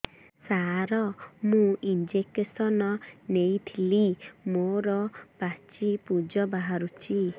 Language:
Odia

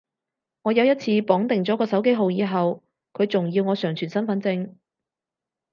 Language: Cantonese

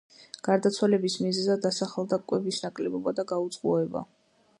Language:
Georgian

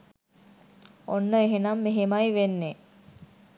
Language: Sinhala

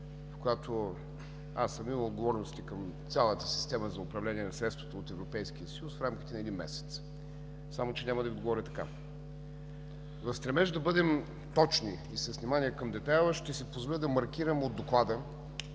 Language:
Bulgarian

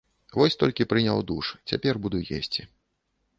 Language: Belarusian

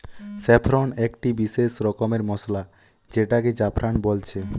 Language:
Bangla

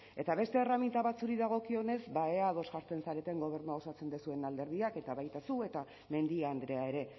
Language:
Basque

